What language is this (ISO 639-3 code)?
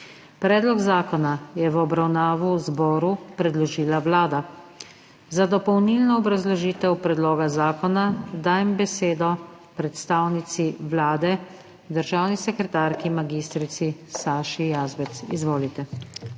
slv